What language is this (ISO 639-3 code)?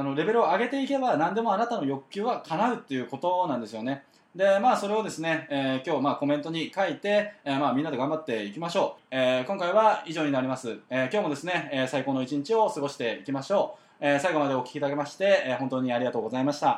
jpn